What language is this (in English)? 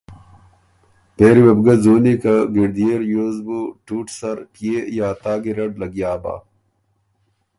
Ormuri